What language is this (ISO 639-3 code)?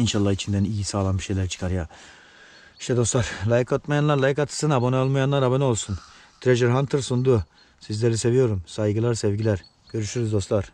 tur